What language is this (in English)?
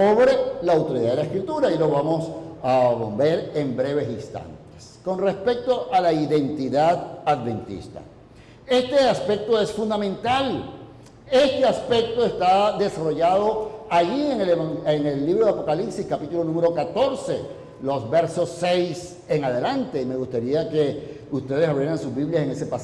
Spanish